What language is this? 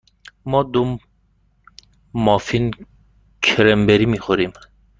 Persian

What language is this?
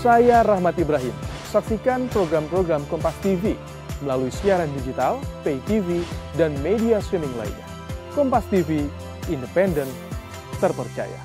Indonesian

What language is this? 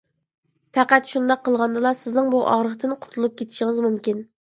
Uyghur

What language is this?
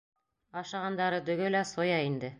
Bashkir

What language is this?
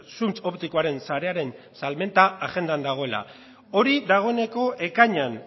Basque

